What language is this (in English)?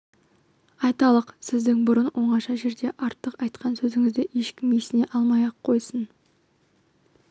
Kazakh